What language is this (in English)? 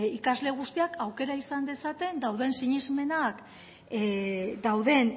Basque